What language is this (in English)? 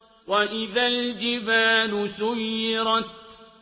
Arabic